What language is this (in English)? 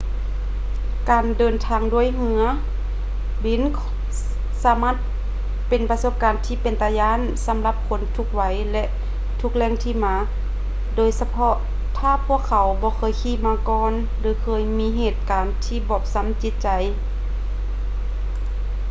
Lao